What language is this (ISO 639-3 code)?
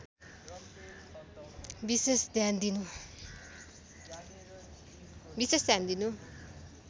nep